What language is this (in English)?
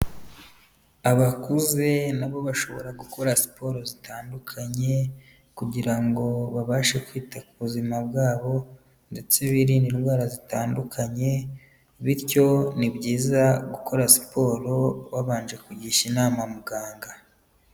Kinyarwanda